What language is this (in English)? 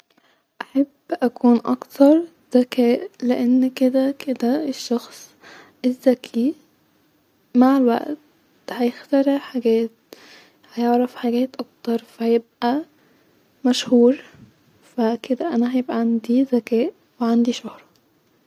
Egyptian Arabic